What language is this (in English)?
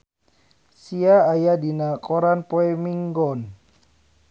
Sundanese